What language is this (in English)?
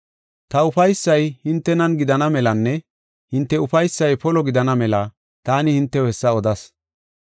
Gofa